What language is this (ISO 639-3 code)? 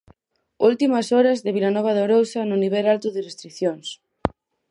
glg